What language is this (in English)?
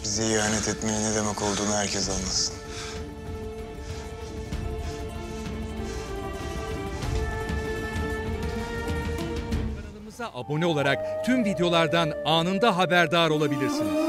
Turkish